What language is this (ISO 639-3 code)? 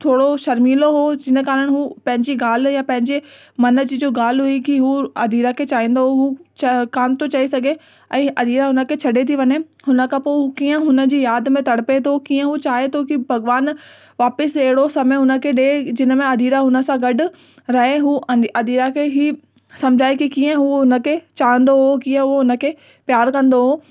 snd